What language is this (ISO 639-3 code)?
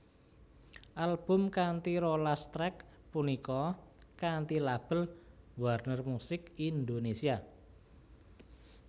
jav